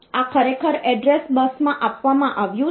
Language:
Gujarati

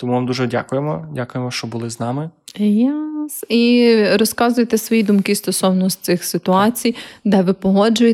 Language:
Ukrainian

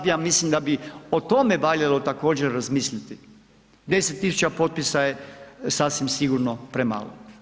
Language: Croatian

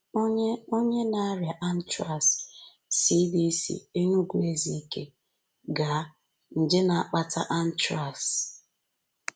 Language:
Igbo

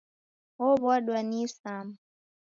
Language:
Taita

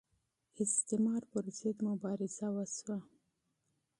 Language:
Pashto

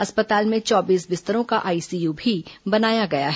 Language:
Hindi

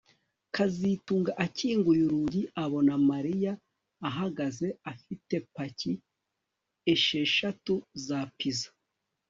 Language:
Kinyarwanda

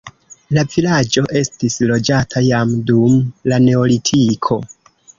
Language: Esperanto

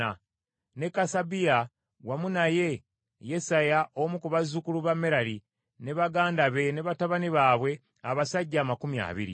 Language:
Ganda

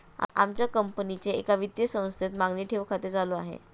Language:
Marathi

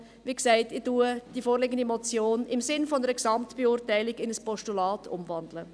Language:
Swiss German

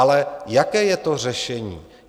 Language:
Czech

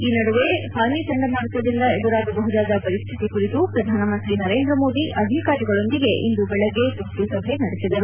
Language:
Kannada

